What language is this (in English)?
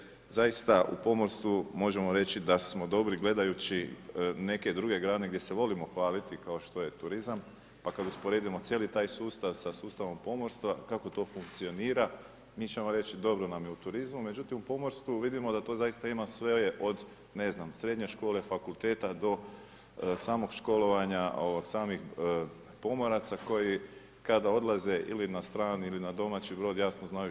Croatian